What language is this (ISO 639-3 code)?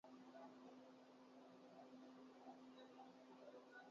urd